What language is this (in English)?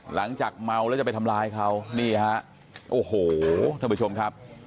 Thai